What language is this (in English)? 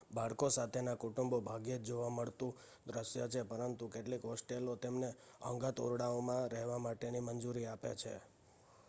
Gujarati